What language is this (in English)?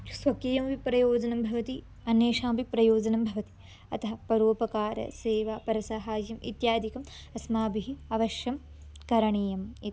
Sanskrit